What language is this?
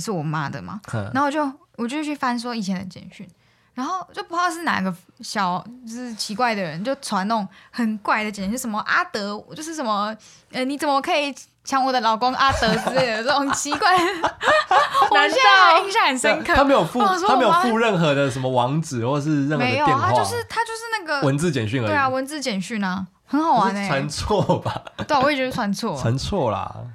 Chinese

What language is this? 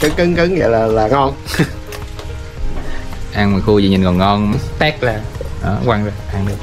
Vietnamese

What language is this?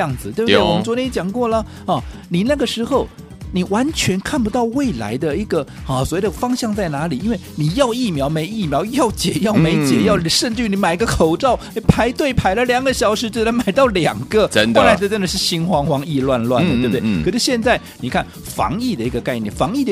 Chinese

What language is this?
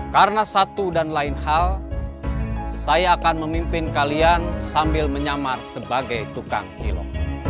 Indonesian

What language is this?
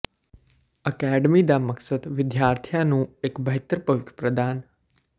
Punjabi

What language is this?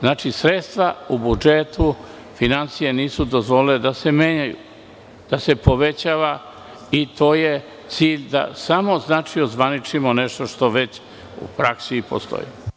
Serbian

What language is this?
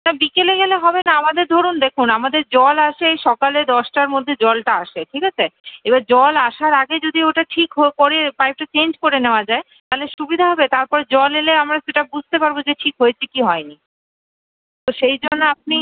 Bangla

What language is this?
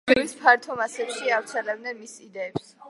Georgian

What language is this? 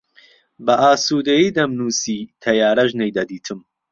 Central Kurdish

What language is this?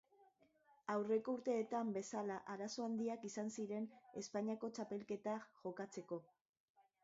Basque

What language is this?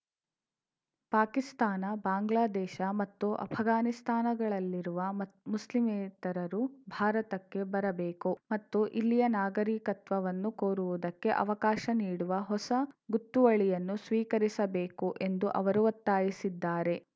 Kannada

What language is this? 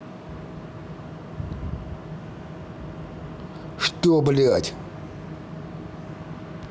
Russian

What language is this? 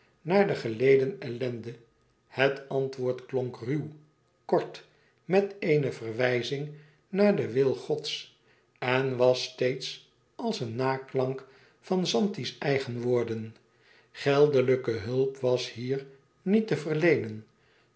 Dutch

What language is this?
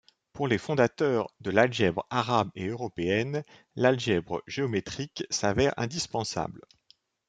French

